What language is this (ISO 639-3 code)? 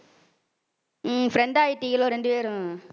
tam